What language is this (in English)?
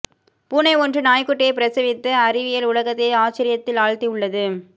Tamil